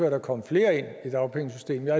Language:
Danish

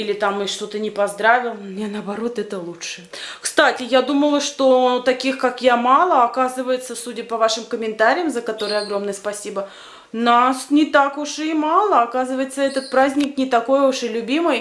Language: Russian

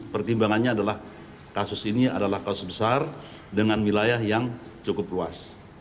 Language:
Indonesian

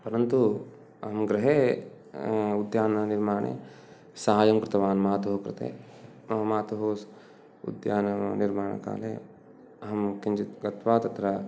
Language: Sanskrit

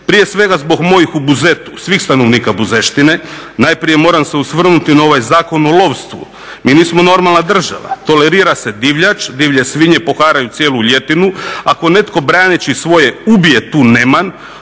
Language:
Croatian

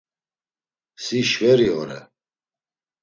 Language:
Laz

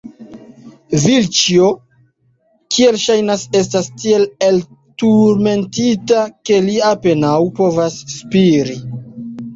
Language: Esperanto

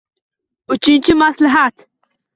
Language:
Uzbek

